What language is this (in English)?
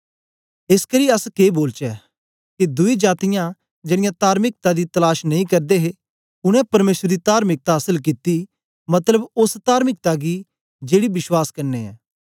Dogri